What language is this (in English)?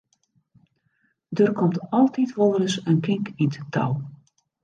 Western Frisian